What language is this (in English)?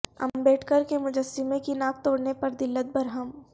Urdu